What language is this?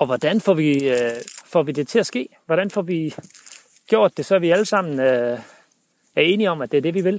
Danish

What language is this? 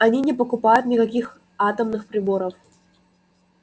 Russian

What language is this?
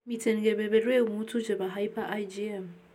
Kalenjin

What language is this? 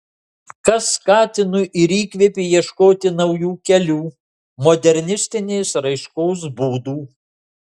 Lithuanian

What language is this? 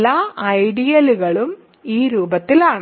Malayalam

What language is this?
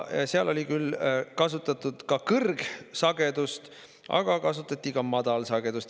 Estonian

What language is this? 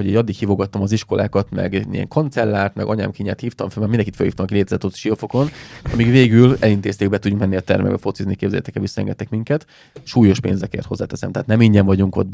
Hungarian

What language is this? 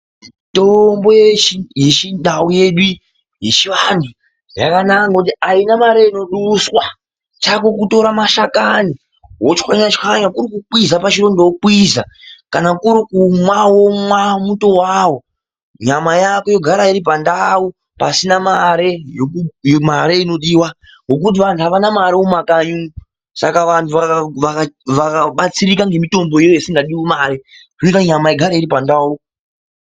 Ndau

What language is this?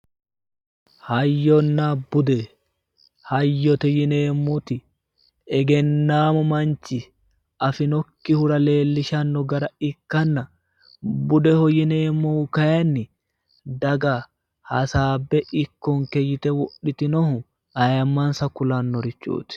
Sidamo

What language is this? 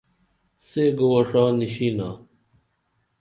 Dameli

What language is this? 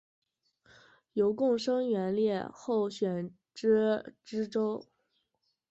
Chinese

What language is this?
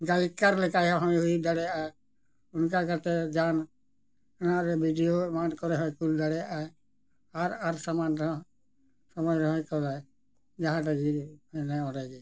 Santali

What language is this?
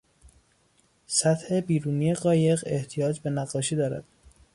Persian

